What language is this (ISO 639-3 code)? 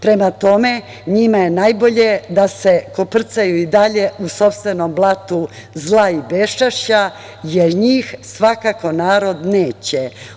srp